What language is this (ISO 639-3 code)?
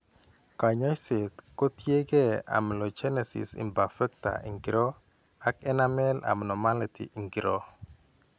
kln